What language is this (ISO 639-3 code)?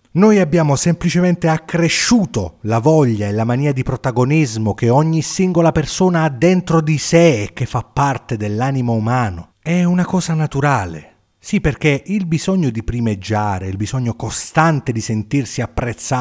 ita